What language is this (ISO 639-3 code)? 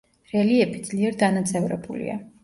kat